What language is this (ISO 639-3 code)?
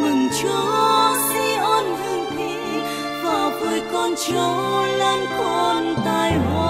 vie